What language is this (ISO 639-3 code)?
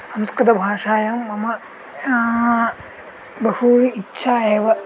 san